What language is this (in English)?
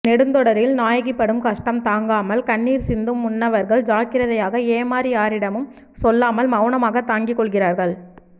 Tamil